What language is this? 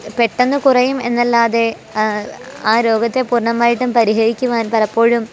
Malayalam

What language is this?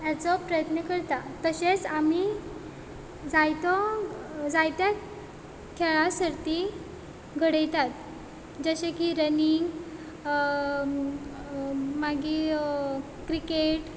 Konkani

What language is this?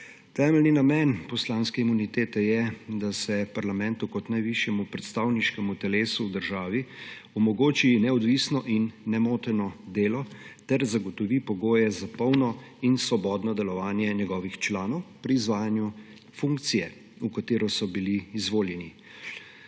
Slovenian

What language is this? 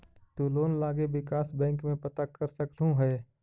Magahi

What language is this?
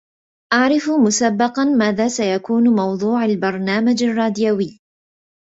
Arabic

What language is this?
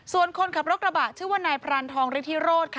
Thai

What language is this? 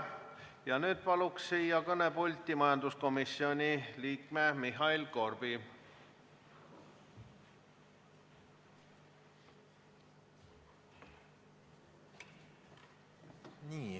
Estonian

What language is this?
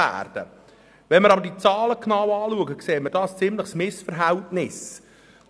Swiss German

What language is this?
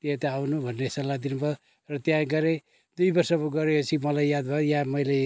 Nepali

